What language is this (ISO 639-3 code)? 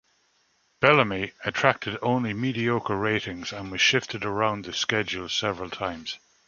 eng